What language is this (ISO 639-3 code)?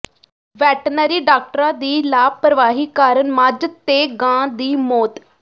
pan